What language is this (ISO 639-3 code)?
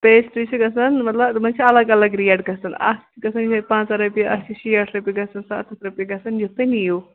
kas